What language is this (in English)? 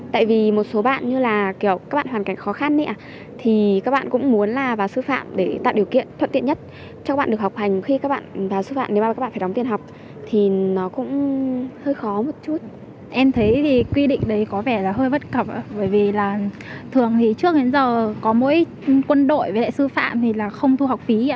Vietnamese